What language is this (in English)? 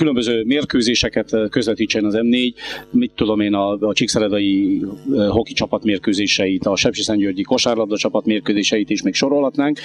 Hungarian